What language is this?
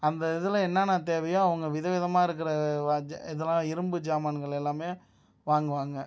Tamil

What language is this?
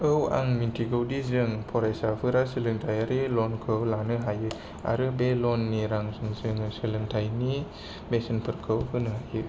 Bodo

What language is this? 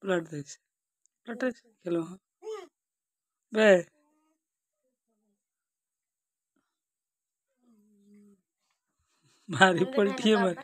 Arabic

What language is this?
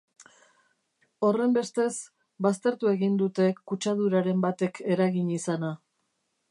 Basque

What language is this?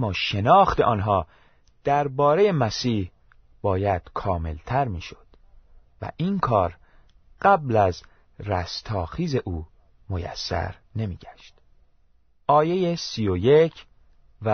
Persian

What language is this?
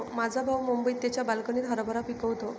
Marathi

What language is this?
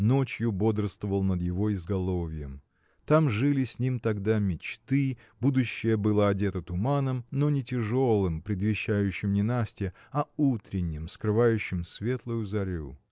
Russian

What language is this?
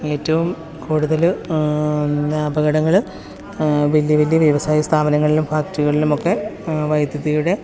Malayalam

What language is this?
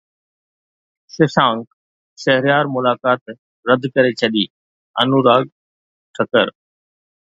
Sindhi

